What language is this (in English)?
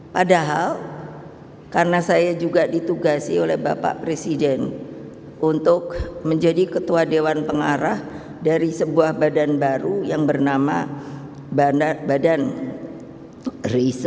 Indonesian